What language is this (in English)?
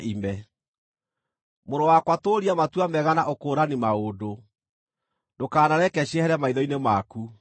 Kikuyu